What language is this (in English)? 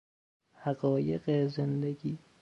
Persian